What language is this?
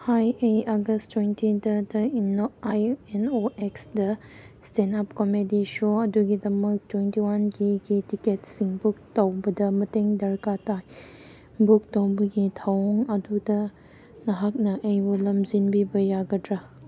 Manipuri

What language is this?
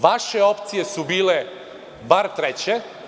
Serbian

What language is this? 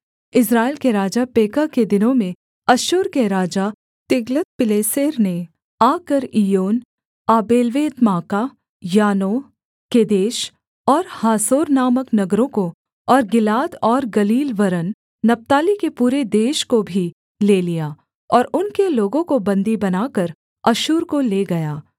Hindi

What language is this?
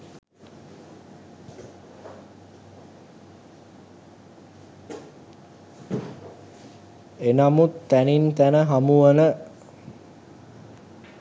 Sinhala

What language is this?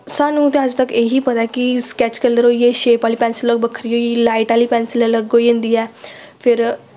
Dogri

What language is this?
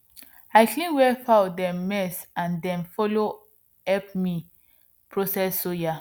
Nigerian Pidgin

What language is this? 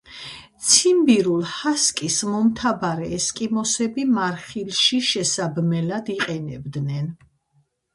Georgian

